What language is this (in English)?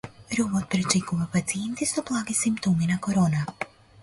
Macedonian